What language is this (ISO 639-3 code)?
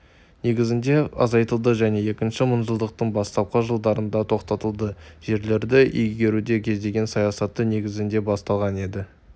kaz